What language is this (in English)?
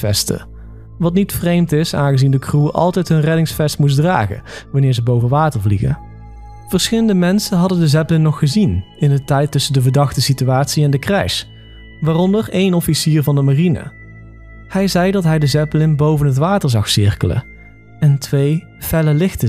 Dutch